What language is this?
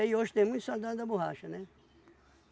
Portuguese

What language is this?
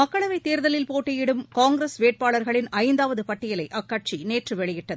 Tamil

